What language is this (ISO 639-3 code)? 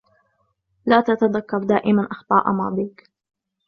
ara